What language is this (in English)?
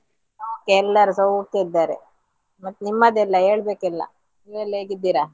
Kannada